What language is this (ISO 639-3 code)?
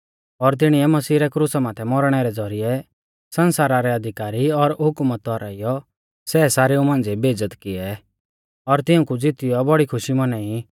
bfz